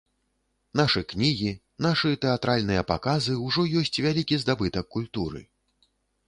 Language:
Belarusian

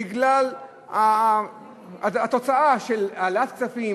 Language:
Hebrew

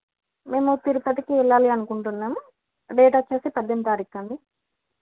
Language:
Telugu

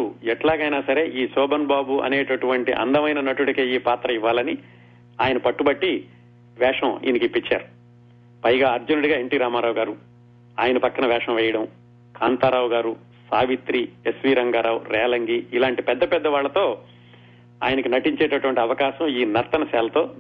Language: Telugu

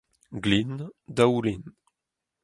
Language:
Breton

